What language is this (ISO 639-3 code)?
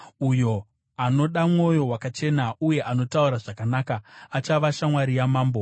sna